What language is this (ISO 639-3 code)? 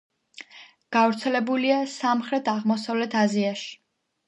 kat